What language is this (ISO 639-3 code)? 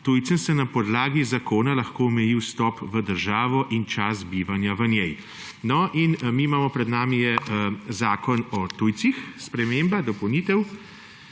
slv